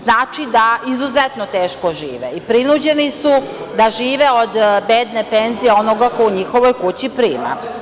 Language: Serbian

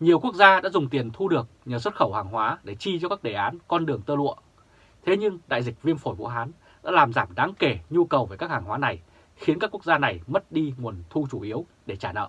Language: Vietnamese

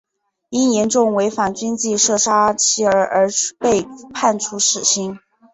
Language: Chinese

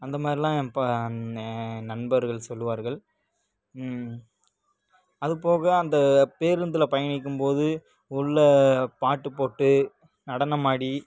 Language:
Tamil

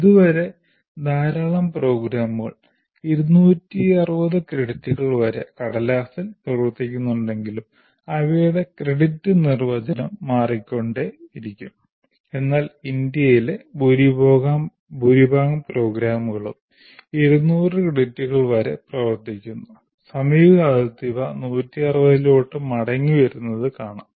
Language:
Malayalam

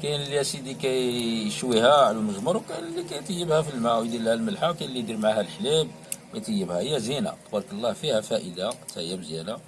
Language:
Arabic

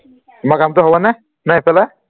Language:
Assamese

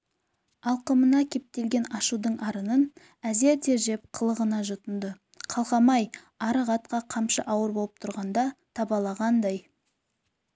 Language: Kazakh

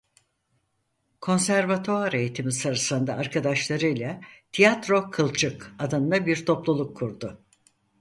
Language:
Turkish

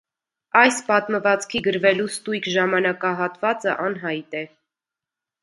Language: Armenian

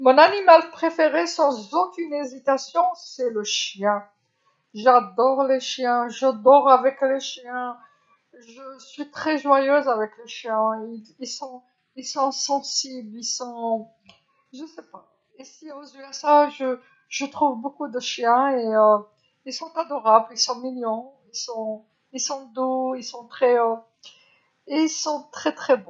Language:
Algerian Arabic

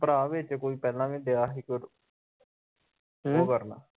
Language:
Punjabi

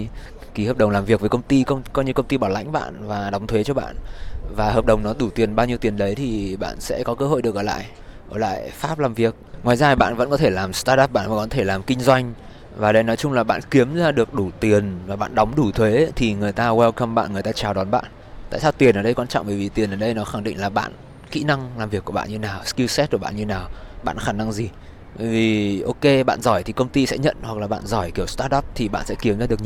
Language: Vietnamese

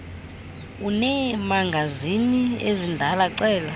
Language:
Xhosa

